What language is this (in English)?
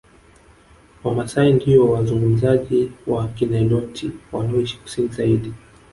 Swahili